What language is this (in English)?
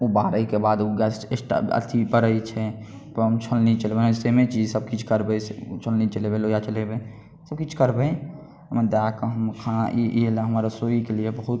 Maithili